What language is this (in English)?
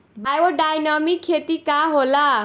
Bhojpuri